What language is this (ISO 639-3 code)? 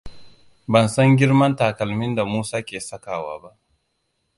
hau